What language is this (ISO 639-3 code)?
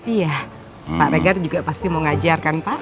ind